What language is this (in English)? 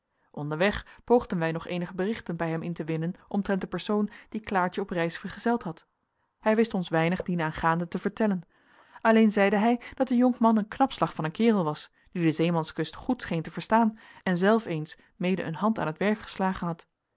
Dutch